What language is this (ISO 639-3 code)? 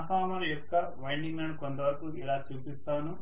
tel